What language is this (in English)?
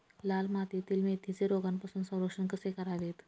Marathi